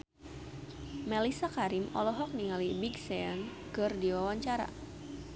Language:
Sundanese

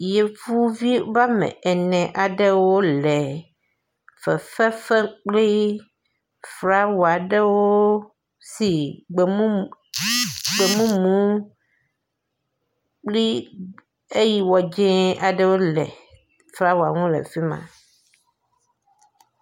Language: Ewe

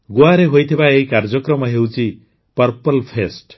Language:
Odia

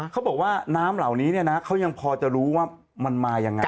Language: Thai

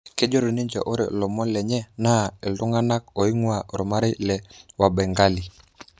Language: Masai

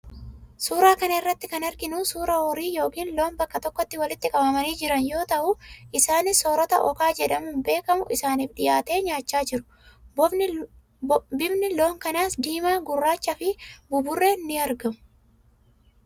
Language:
Oromo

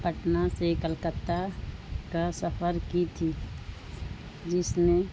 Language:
Urdu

